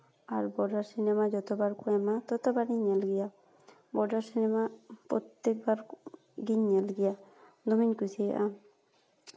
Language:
Santali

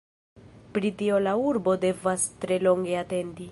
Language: Esperanto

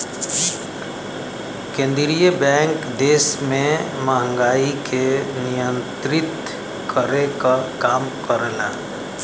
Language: Bhojpuri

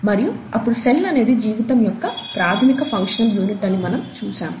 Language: Telugu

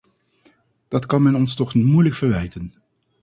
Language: Dutch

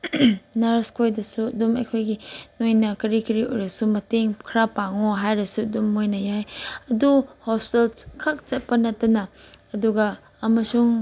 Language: Manipuri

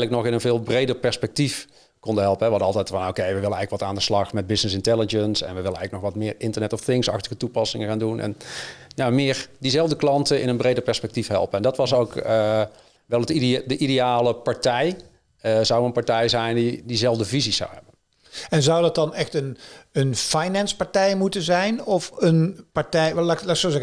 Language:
Dutch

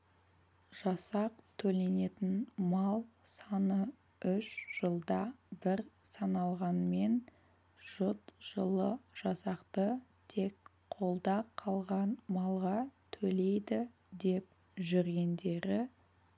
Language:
Kazakh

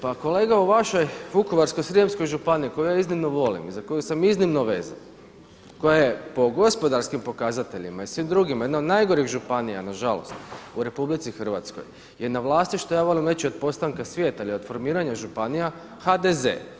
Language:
Croatian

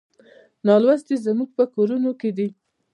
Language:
Pashto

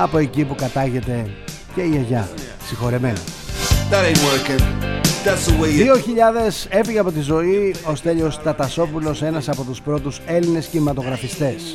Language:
Greek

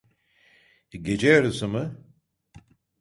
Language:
Turkish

